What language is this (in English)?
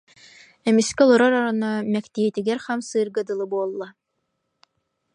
Yakut